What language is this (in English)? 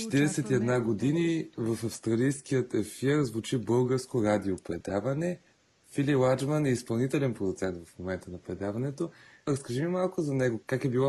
Bulgarian